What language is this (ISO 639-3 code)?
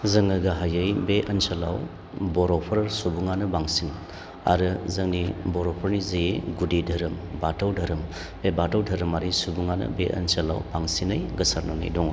brx